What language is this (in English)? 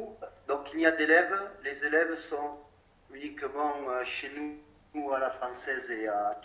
French